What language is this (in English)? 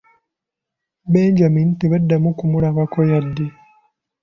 Ganda